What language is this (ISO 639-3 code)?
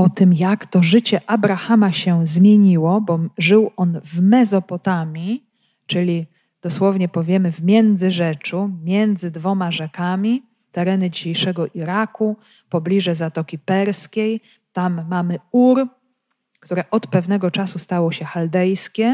pol